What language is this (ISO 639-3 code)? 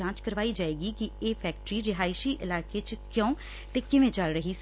pan